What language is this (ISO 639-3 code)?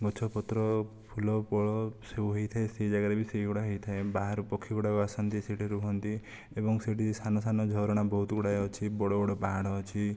ori